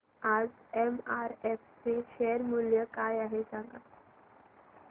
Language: Marathi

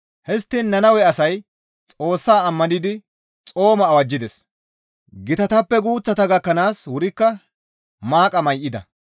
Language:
Gamo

